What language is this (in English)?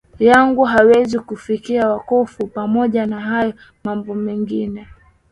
Swahili